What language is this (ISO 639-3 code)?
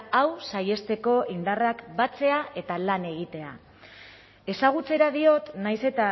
eus